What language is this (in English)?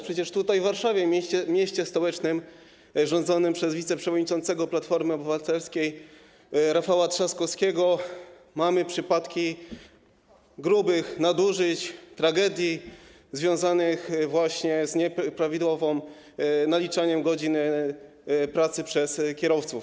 Polish